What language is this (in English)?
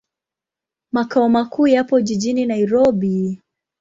Swahili